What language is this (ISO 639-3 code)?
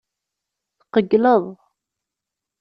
kab